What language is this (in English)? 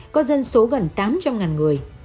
Vietnamese